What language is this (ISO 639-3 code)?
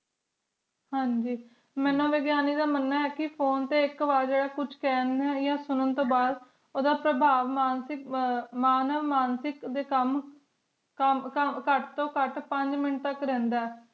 pan